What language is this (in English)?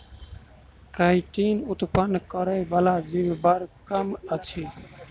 Maithili